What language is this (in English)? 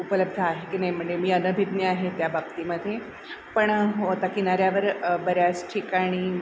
Marathi